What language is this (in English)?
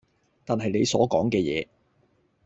Cantonese